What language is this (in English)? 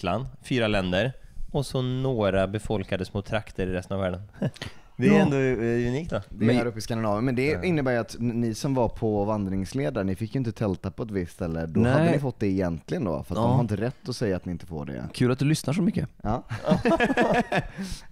Swedish